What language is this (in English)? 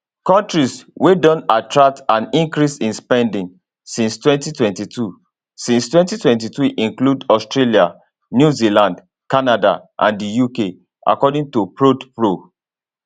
Nigerian Pidgin